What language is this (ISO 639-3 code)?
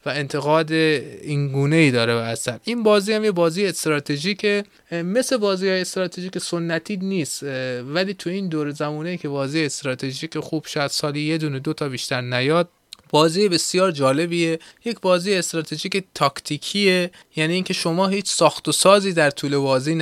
fas